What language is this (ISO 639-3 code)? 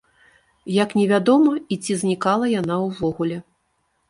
bel